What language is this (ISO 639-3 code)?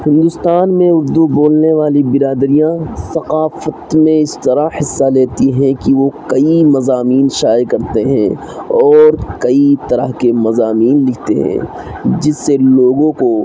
urd